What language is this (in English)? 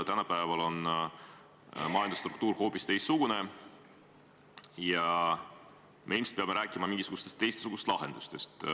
Estonian